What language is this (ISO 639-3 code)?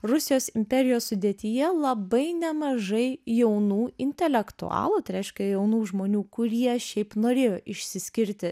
lit